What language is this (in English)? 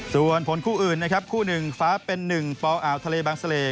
Thai